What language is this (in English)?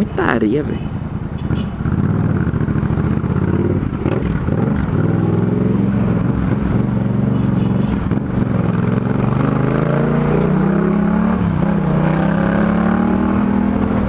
Portuguese